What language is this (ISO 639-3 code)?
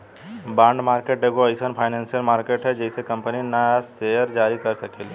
bho